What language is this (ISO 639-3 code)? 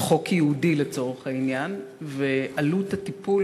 heb